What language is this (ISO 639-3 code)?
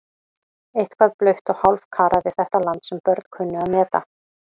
isl